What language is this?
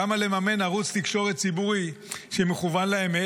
Hebrew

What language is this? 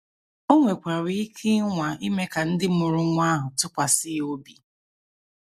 Igbo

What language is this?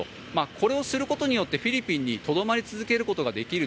Japanese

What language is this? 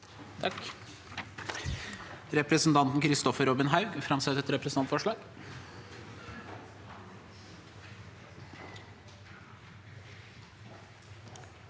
Norwegian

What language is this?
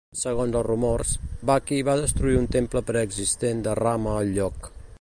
Catalan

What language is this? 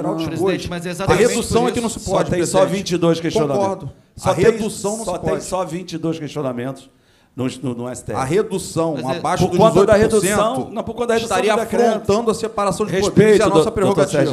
Portuguese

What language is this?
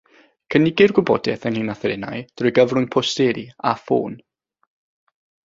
Welsh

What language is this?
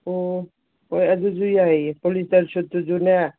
Manipuri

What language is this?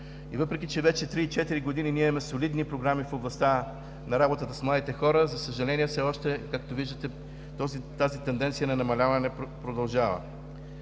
Bulgarian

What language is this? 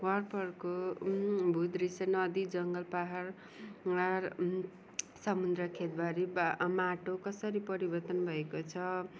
Nepali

